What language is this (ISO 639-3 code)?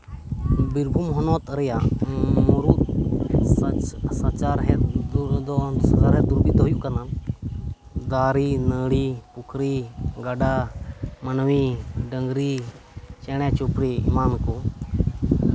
sat